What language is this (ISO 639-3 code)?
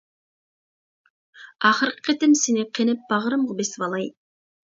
uig